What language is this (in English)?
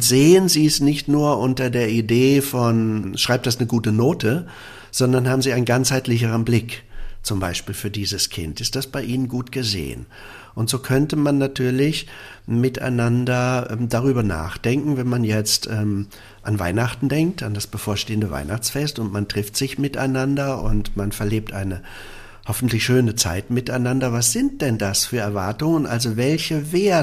German